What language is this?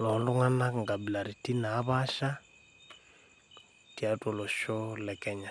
Masai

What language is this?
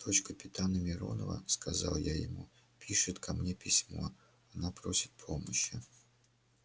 Russian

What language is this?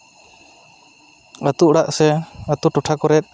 Santali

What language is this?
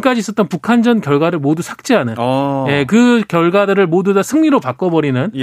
Korean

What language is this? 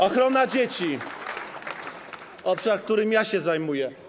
Polish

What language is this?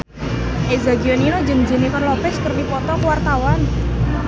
Sundanese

